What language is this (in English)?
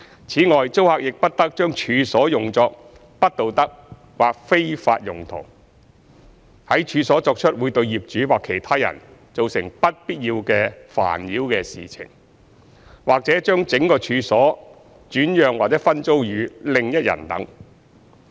Cantonese